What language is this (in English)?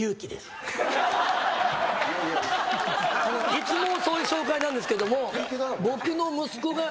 Japanese